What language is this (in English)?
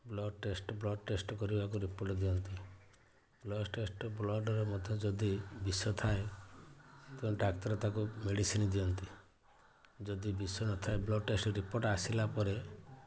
Odia